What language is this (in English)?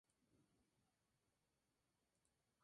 Spanish